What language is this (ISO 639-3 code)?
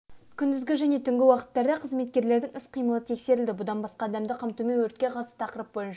kaz